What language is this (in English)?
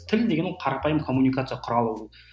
Kazakh